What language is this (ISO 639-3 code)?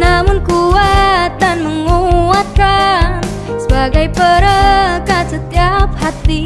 ind